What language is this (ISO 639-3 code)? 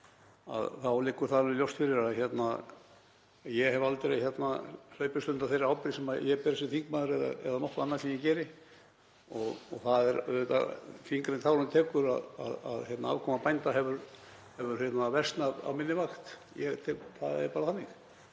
isl